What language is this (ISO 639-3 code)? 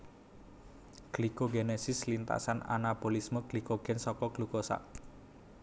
jav